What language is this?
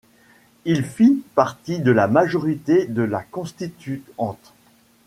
French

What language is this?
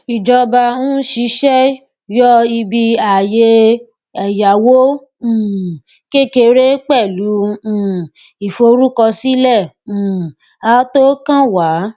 Yoruba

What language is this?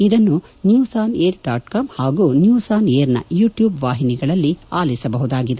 Kannada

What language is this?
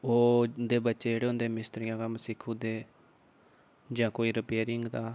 Dogri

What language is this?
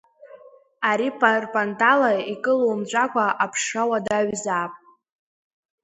Abkhazian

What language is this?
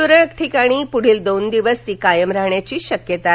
Marathi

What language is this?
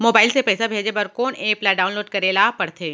Chhattisgarhi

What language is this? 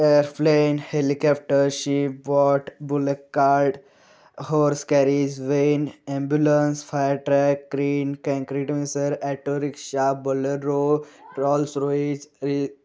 Marathi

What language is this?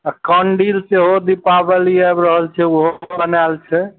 Maithili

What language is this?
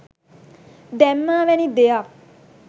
Sinhala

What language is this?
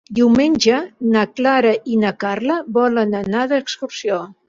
Catalan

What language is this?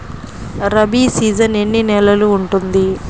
Telugu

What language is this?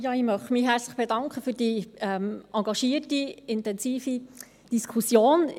Swiss German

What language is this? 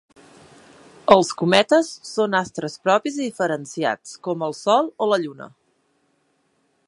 Catalan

